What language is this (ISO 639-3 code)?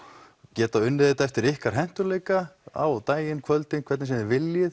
isl